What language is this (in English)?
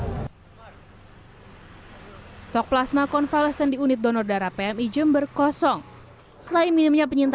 Indonesian